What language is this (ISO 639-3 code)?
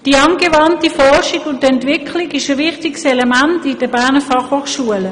gsw